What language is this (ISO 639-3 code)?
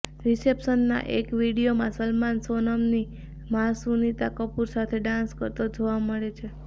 guj